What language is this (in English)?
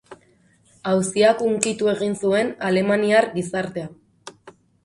Basque